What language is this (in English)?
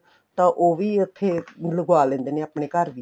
Punjabi